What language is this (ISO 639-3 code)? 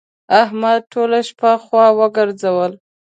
pus